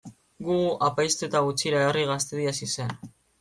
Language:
Basque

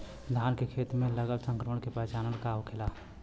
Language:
Bhojpuri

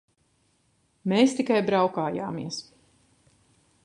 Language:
Latvian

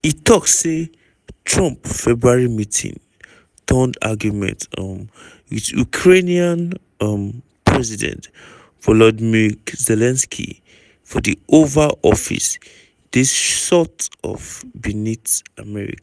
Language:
Nigerian Pidgin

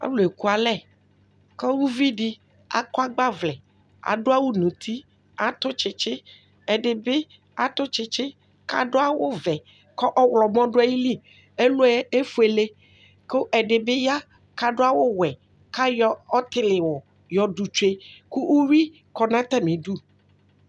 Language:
Ikposo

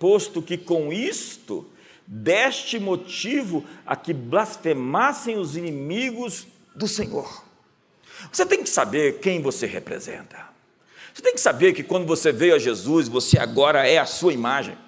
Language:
Portuguese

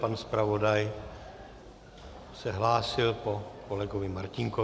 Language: Czech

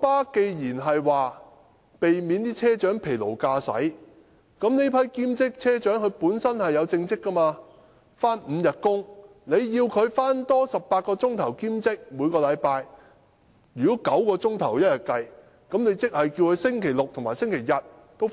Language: Cantonese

